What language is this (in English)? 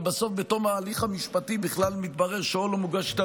Hebrew